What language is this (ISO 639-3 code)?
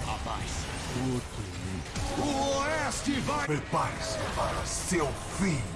por